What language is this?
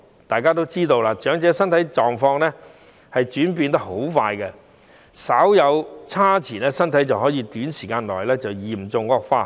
Cantonese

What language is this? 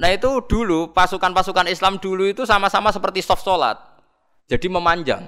Indonesian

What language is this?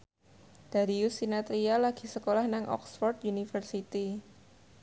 Javanese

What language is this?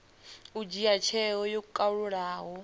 Venda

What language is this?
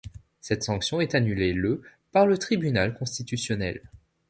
French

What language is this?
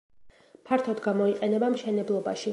Georgian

